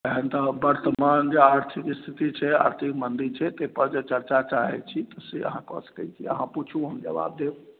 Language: Maithili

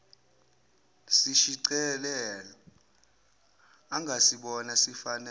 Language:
Zulu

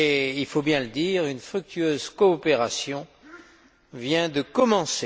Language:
French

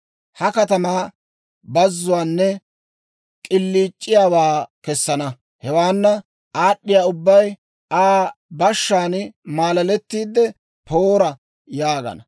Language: Dawro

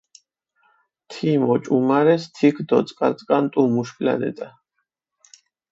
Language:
Mingrelian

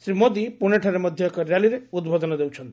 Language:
Odia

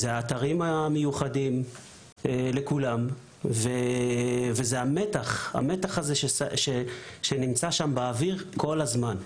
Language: Hebrew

